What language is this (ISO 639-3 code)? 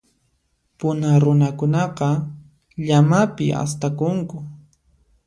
qxp